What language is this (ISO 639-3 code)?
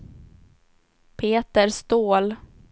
swe